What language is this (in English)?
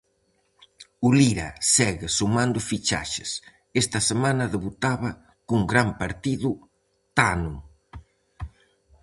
Galician